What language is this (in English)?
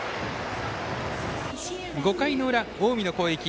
Japanese